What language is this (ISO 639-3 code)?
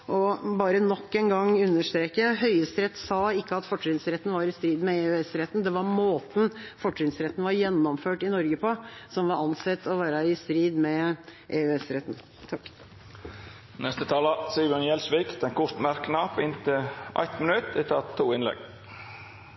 nor